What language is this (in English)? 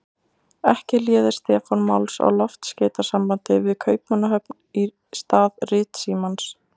Icelandic